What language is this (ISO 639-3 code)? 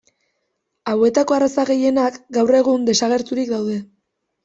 eus